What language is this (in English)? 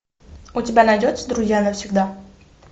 Russian